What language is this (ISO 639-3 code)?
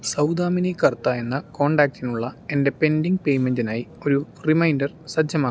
mal